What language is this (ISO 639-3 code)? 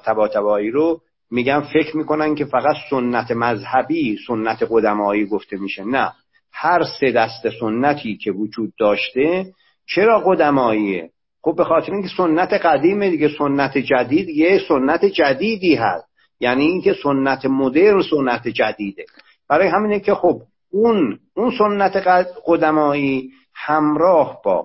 fas